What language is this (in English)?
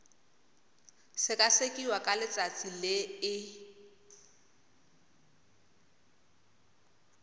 Tswana